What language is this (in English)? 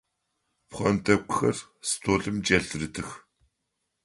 Adyghe